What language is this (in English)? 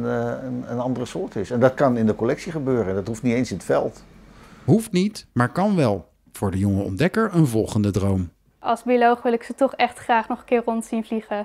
Dutch